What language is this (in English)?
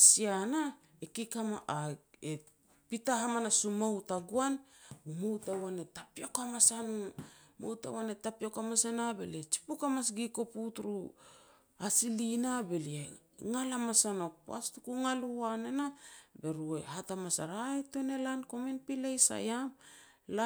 Petats